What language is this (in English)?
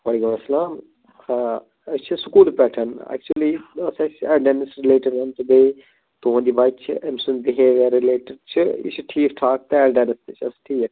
Kashmiri